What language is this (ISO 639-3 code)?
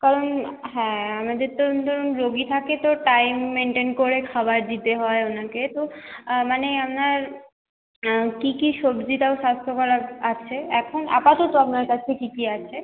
ben